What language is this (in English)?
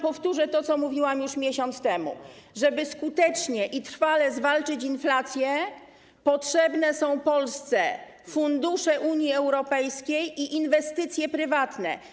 Polish